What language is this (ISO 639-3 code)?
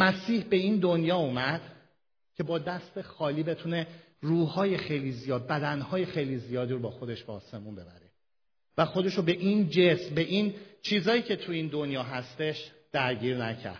fas